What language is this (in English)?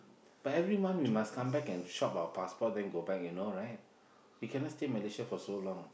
English